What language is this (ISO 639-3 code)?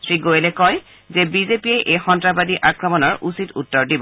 asm